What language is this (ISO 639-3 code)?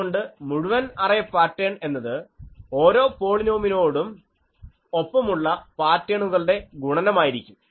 mal